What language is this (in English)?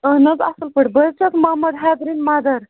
Kashmiri